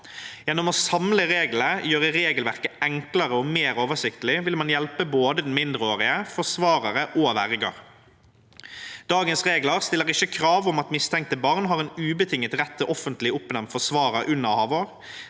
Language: Norwegian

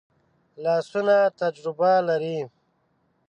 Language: Pashto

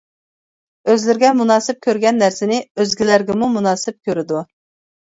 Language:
Uyghur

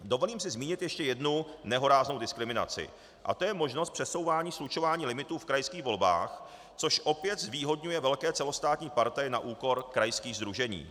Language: Czech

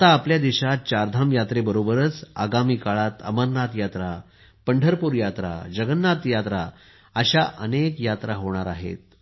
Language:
Marathi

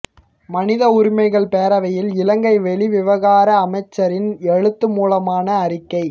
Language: Tamil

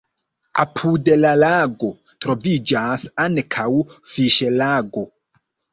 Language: Esperanto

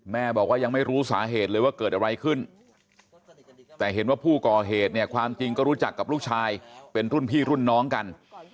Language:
Thai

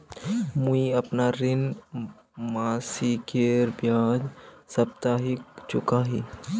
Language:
Magahi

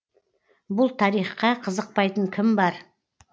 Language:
Kazakh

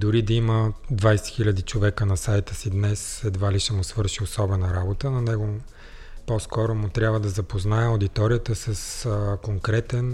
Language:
Bulgarian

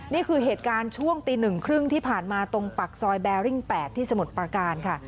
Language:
Thai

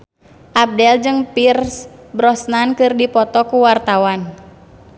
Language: Sundanese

